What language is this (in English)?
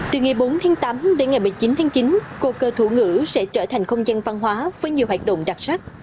Vietnamese